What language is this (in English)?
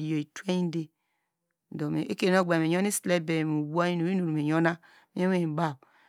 Degema